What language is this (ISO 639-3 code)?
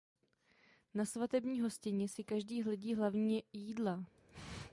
ces